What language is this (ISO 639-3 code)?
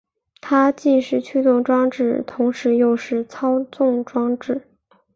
zho